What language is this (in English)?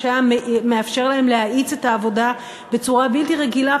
Hebrew